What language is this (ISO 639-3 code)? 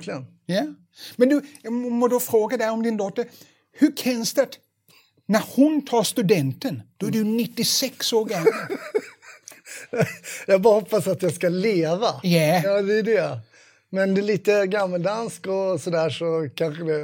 swe